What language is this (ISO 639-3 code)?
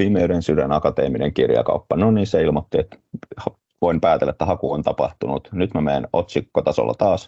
fin